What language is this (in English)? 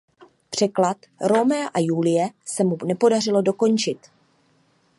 Czech